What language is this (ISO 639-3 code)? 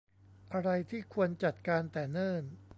tha